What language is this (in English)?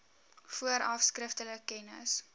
Afrikaans